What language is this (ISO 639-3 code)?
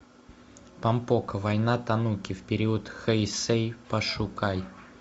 rus